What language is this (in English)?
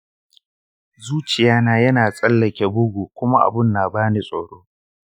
Hausa